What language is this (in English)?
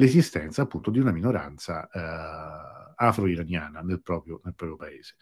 Italian